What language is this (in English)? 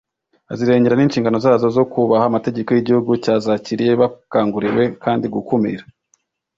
Kinyarwanda